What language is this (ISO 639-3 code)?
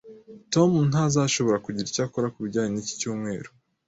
kin